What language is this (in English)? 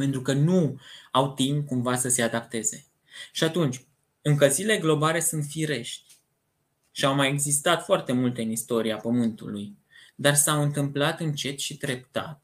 Romanian